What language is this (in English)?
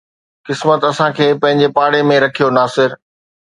Sindhi